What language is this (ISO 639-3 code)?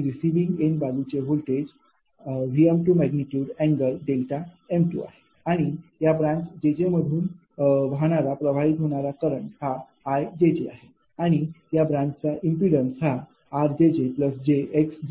mar